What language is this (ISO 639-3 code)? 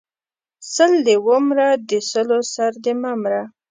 pus